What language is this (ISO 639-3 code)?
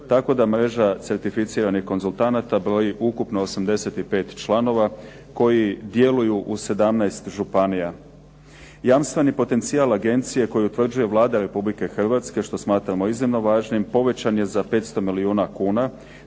hrv